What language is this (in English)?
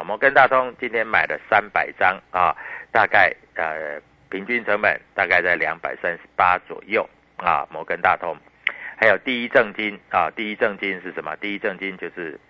Chinese